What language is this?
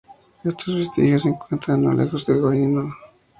Spanish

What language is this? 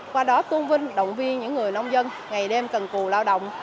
Vietnamese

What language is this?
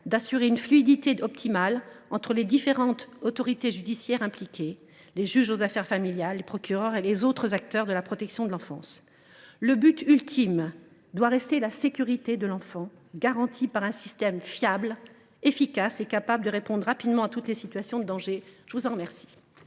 French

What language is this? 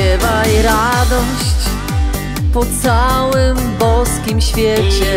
Polish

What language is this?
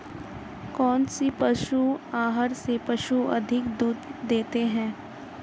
Hindi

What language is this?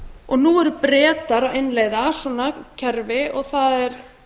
Icelandic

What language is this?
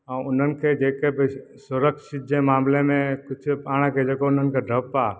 Sindhi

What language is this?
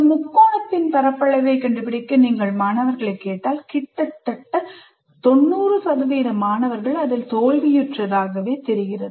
Tamil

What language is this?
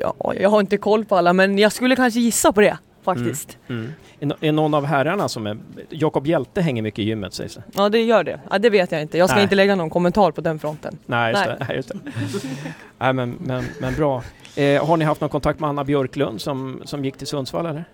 Swedish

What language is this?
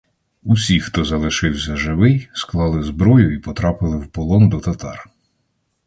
Ukrainian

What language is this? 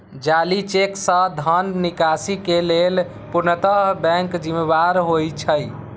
Maithili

